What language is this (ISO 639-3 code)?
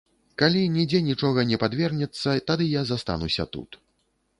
bel